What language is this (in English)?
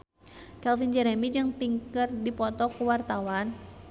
Sundanese